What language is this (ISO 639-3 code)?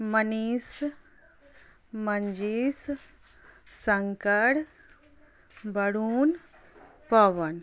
mai